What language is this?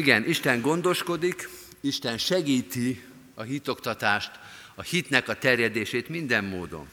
Hungarian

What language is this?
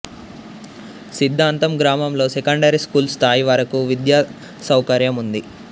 Telugu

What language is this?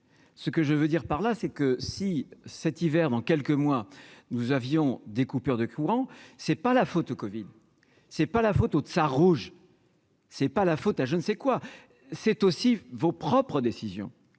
French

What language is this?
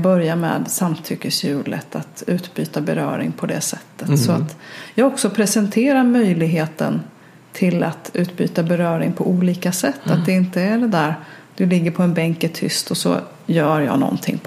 Swedish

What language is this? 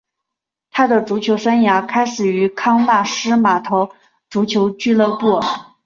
Chinese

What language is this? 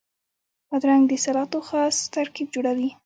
Pashto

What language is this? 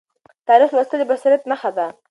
Pashto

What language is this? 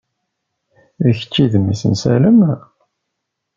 Kabyle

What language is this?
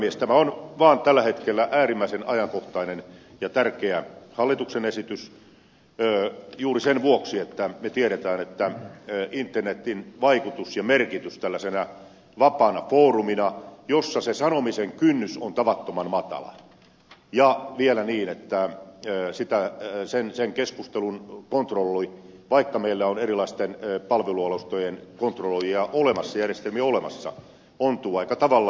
Finnish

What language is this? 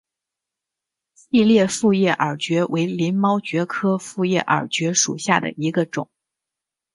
Chinese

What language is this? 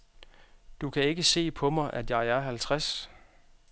Danish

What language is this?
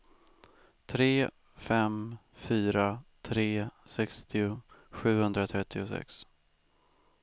Swedish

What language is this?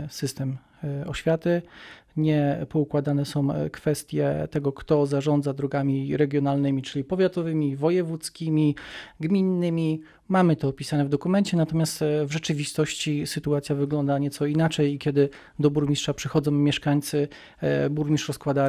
Polish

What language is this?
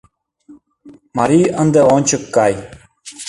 Mari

